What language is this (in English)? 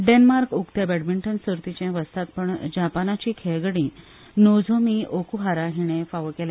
Konkani